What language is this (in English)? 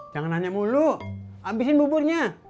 Indonesian